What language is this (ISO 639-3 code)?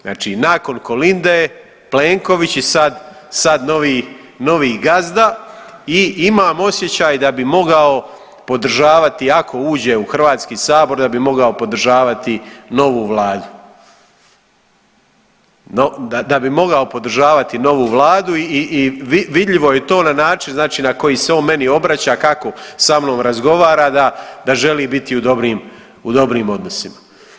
hrv